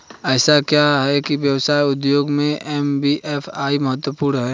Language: Hindi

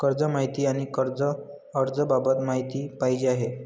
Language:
Marathi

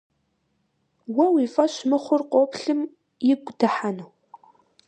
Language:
Kabardian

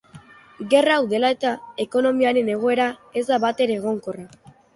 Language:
Basque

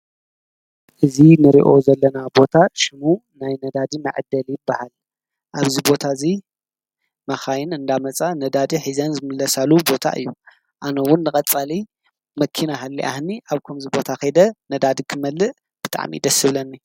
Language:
Tigrinya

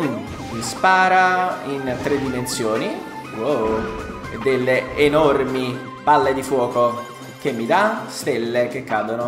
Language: Italian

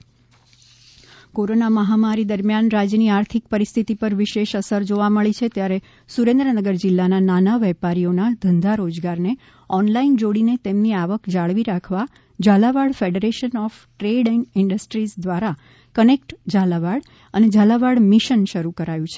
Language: Gujarati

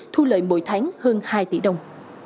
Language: Vietnamese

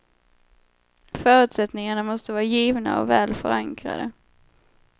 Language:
Swedish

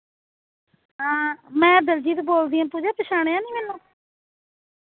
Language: Punjabi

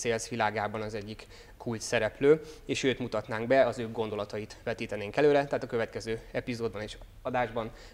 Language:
Hungarian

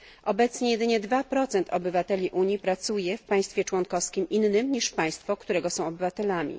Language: Polish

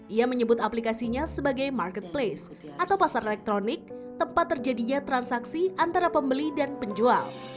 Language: Indonesian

